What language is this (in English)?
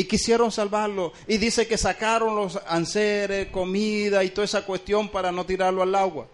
Spanish